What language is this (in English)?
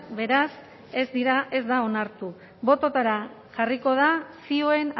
Basque